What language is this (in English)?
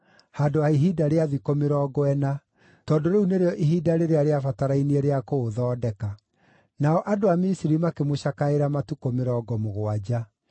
Kikuyu